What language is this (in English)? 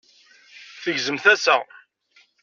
Kabyle